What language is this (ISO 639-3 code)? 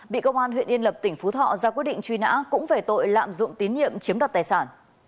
vie